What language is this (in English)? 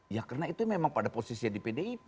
Indonesian